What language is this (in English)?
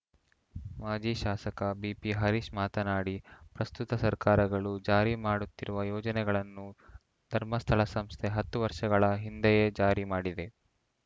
Kannada